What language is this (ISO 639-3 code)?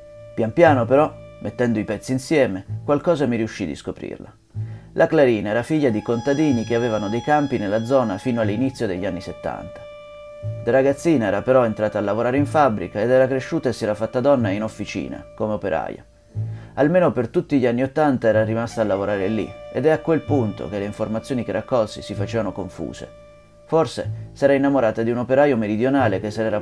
ita